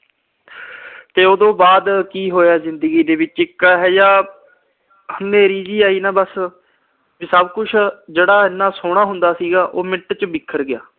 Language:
Punjabi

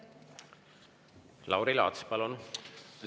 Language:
Estonian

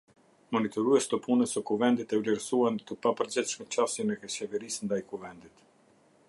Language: Albanian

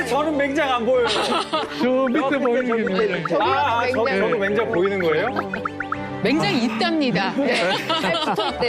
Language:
Korean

